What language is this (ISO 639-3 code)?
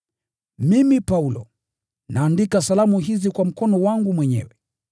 swa